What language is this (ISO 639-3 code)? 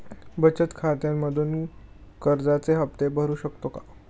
mar